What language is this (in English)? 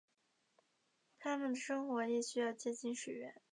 Chinese